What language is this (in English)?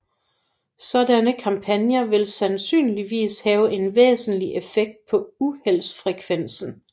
Danish